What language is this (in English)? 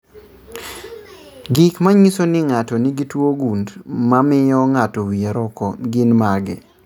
Luo (Kenya and Tanzania)